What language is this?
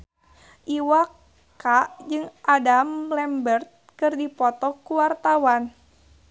Sundanese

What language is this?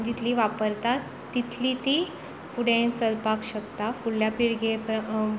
Konkani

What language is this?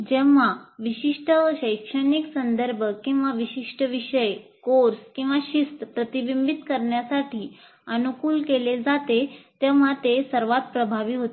Marathi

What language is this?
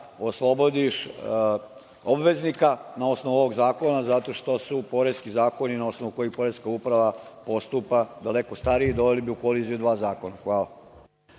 Serbian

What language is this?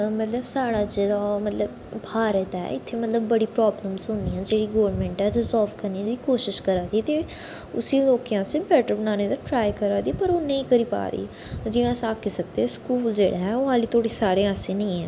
Dogri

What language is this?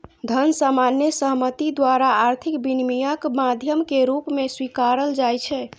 Maithili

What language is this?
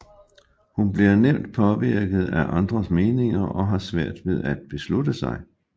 Danish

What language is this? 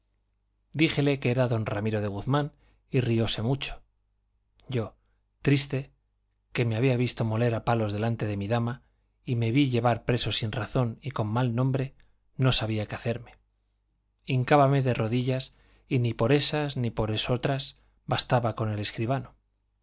Spanish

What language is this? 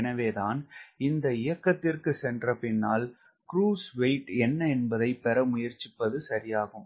Tamil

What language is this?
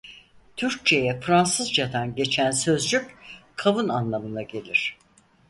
Turkish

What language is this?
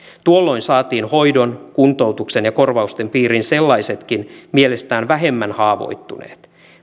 Finnish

